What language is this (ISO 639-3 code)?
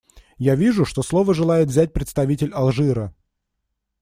rus